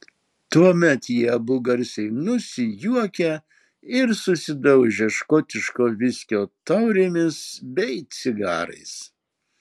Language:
Lithuanian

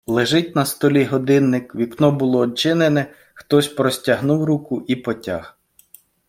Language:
Ukrainian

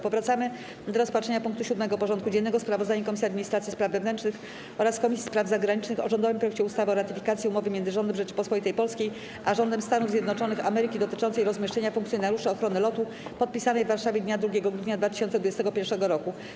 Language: Polish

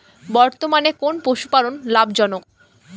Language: Bangla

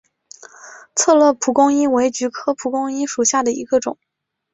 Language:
Chinese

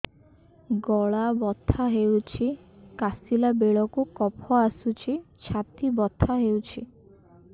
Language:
Odia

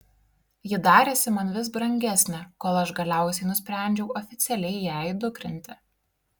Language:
Lithuanian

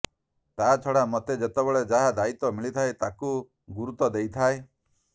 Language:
Odia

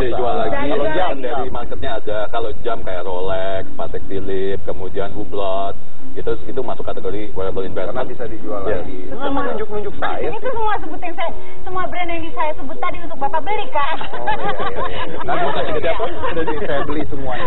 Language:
Indonesian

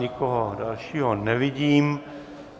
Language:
Czech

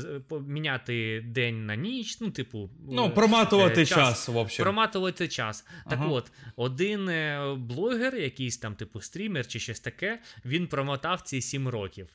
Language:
Ukrainian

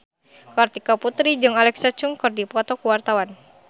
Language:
Sundanese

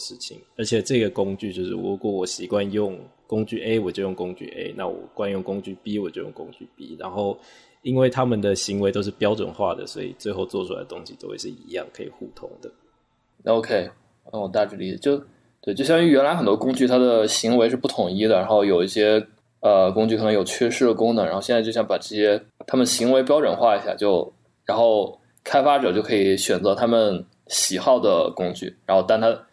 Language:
Chinese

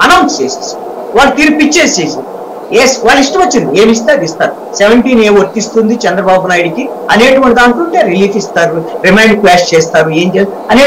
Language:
Hindi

